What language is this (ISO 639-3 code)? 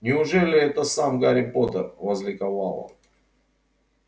rus